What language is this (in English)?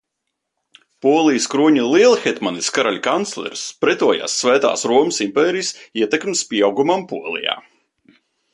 Latvian